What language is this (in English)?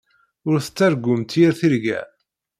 Kabyle